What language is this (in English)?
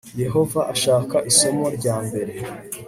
Kinyarwanda